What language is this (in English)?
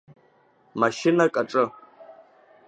Abkhazian